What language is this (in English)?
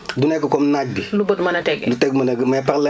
Wolof